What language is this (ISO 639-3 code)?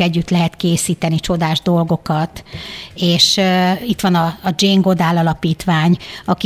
hun